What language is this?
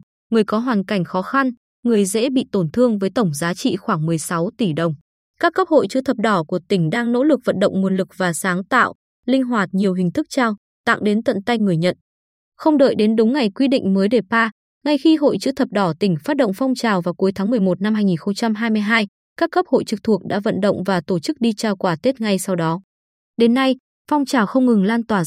Vietnamese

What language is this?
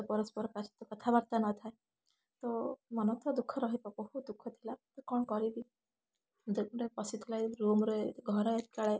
Odia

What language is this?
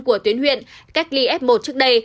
Vietnamese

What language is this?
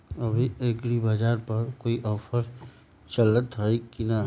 Magahi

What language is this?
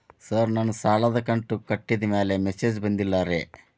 Kannada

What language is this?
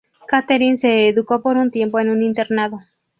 Spanish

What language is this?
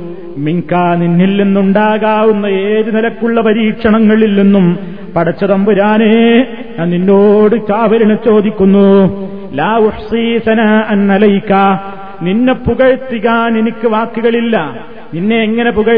Malayalam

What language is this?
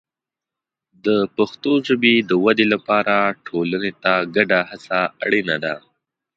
Pashto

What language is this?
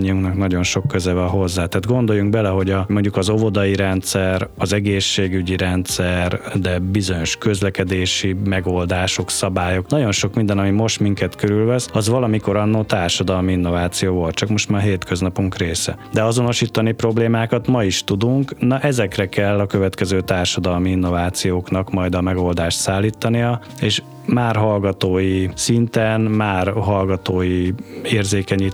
Hungarian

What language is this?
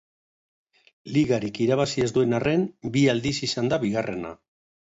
Basque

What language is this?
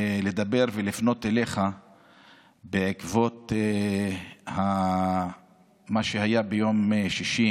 Hebrew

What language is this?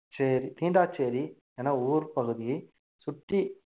Tamil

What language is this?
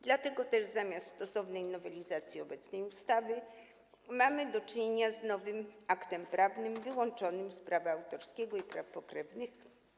Polish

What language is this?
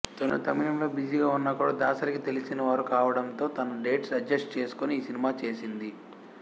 Telugu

